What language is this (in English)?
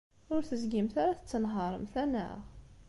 Kabyle